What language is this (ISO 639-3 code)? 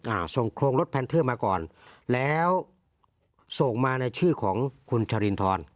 tha